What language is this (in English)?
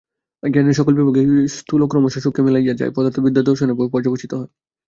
Bangla